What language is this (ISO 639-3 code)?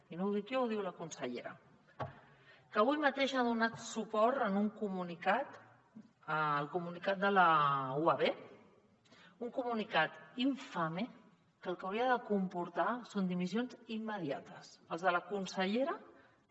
cat